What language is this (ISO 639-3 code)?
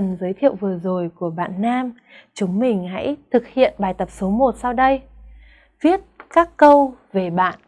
vie